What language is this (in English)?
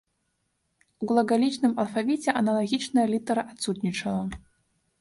Belarusian